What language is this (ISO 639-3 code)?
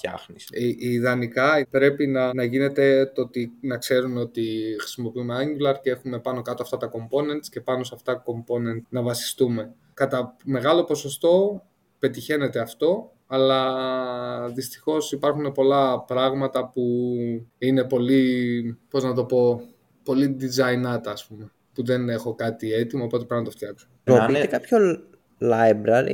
ell